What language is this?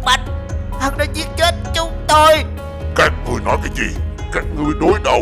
Vietnamese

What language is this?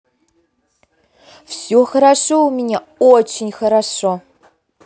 Russian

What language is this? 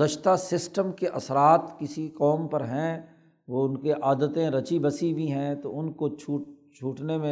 Urdu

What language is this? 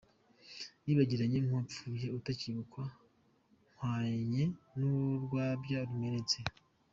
Kinyarwanda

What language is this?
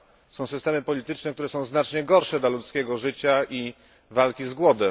Polish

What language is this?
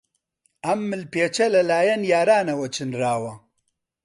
Central Kurdish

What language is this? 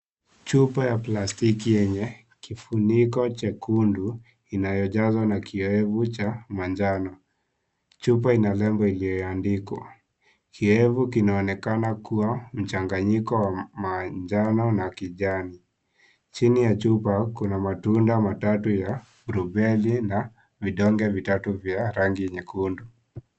Swahili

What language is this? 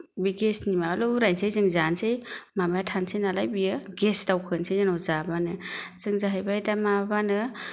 Bodo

